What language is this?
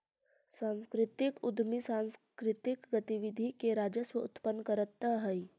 Magahi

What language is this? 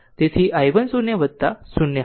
Gujarati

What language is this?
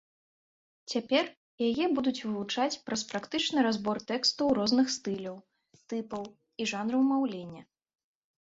Belarusian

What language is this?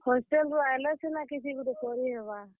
Odia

